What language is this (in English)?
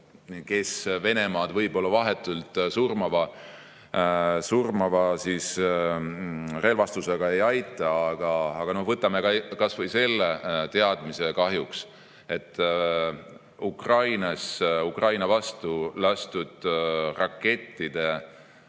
Estonian